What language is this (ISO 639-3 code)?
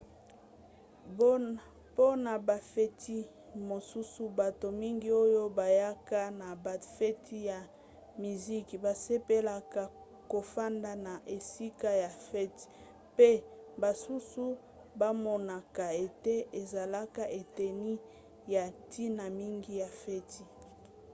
lin